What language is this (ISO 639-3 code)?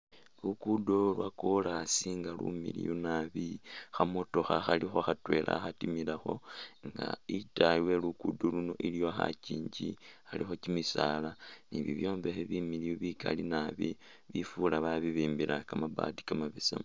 myx